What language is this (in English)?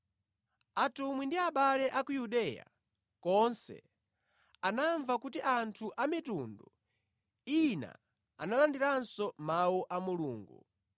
Nyanja